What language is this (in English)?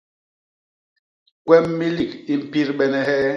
Basaa